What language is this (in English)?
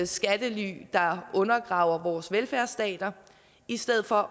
Danish